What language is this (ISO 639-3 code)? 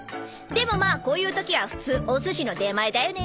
jpn